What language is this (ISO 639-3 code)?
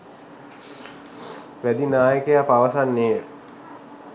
sin